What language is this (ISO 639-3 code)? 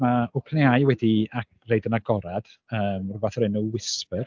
cym